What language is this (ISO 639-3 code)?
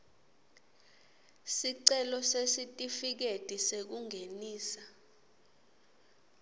ssw